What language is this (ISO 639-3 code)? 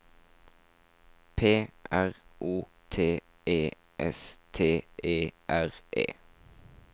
nor